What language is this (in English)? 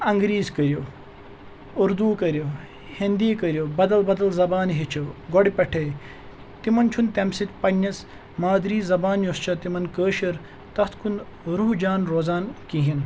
Kashmiri